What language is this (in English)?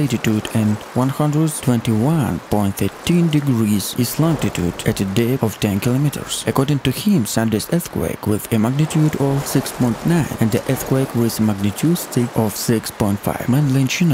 English